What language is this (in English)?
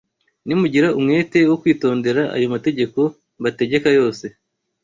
Kinyarwanda